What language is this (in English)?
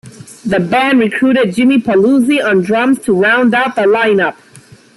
English